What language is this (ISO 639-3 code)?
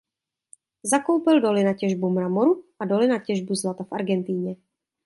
ces